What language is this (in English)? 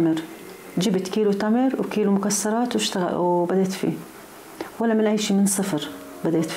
Arabic